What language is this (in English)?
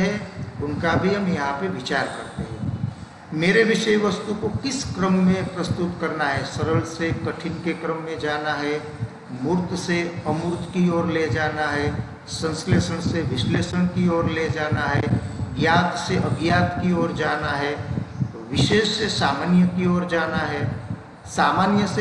Hindi